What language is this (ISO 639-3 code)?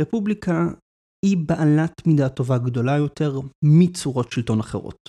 heb